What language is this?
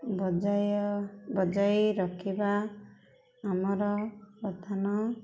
Odia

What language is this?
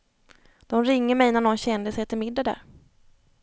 Swedish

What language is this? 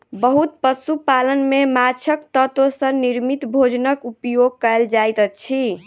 Maithili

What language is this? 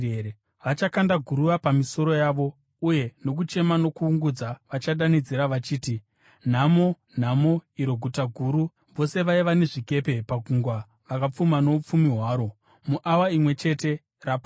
Shona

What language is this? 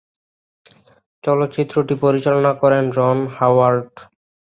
Bangla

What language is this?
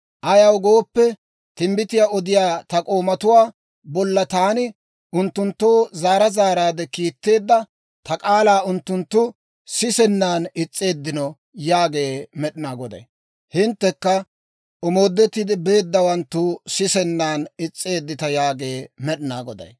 Dawro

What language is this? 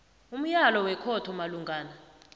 South Ndebele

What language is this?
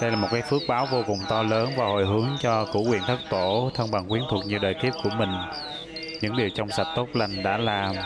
Vietnamese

